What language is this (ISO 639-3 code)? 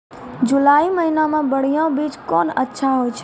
mai